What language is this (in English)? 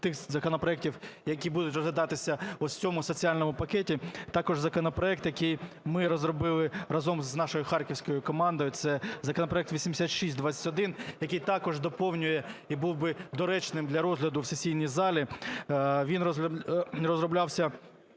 Ukrainian